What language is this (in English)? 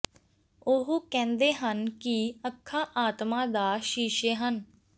Punjabi